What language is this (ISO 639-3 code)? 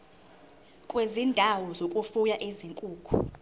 zul